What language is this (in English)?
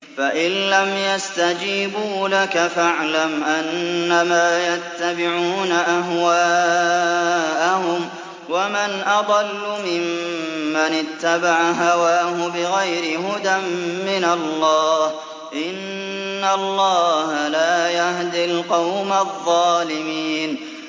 Arabic